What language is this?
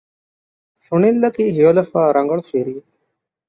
Divehi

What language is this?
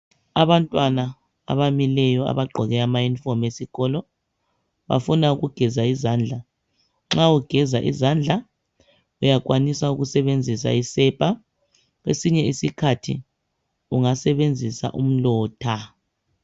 North Ndebele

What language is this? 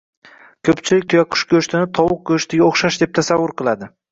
Uzbek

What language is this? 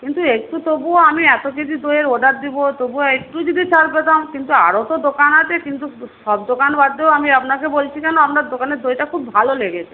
Bangla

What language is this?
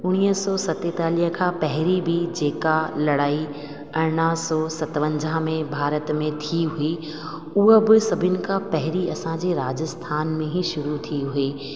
Sindhi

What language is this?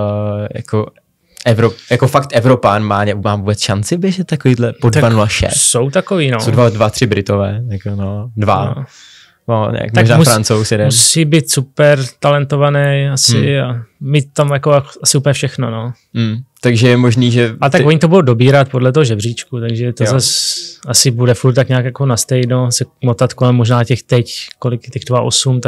Czech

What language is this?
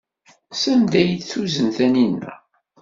Kabyle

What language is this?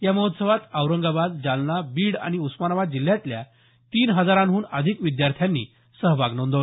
Marathi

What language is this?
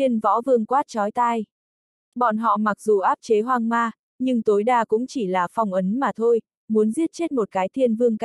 Vietnamese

